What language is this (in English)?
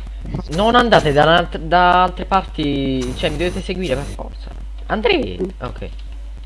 Italian